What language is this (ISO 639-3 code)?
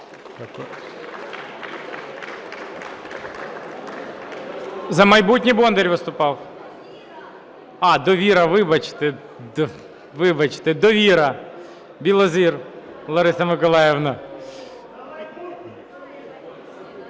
ukr